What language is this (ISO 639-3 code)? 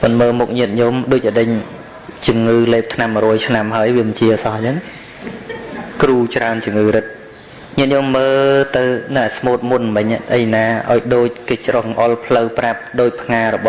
vie